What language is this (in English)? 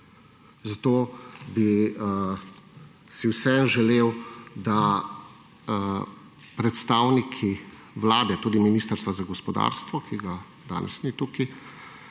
Slovenian